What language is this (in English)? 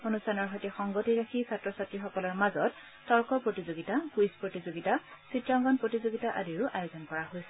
Assamese